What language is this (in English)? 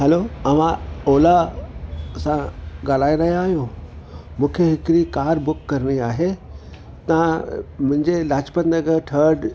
Sindhi